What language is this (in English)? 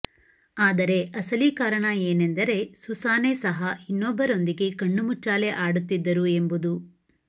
Kannada